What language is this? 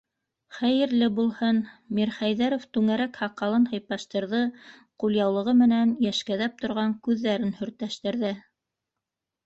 Bashkir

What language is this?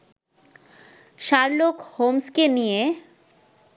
Bangla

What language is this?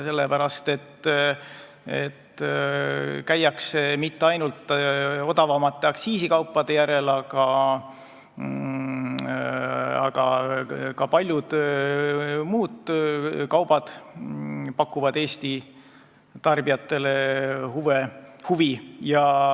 Estonian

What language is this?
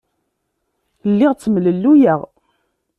Kabyle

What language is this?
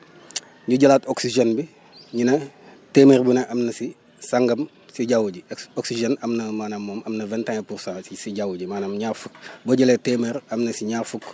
Wolof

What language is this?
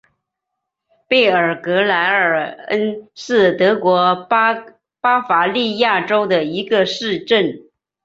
Chinese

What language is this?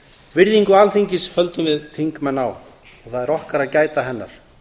Icelandic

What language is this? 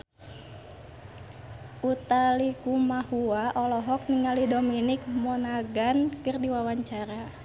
Sundanese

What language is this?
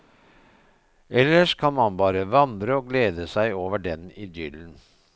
Norwegian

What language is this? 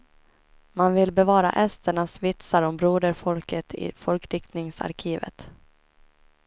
Swedish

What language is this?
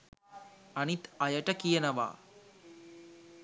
Sinhala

